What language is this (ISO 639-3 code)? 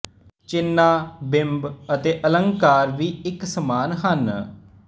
pan